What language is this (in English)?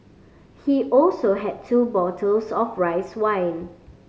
English